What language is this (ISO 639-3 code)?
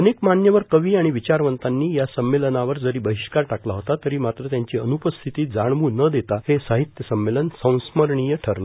mar